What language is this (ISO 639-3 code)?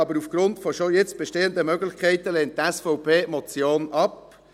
gsw